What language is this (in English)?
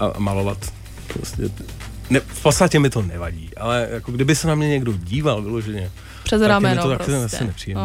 Czech